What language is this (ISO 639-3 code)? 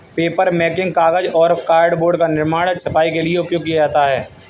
hin